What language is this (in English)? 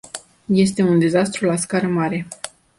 Romanian